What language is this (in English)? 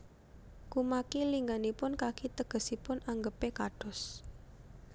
Javanese